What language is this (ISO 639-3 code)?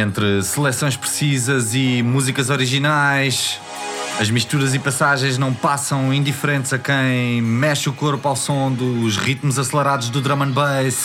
por